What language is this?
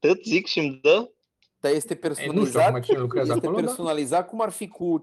Romanian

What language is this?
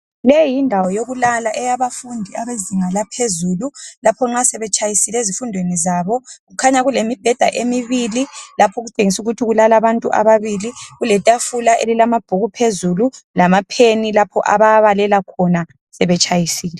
North Ndebele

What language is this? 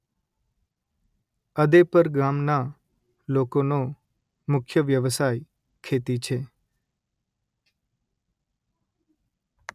Gujarati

